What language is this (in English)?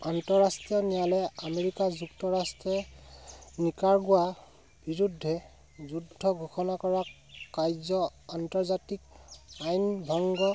Assamese